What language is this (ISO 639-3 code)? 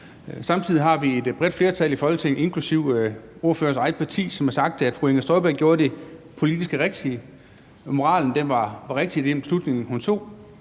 dan